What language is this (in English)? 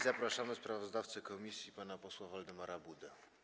Polish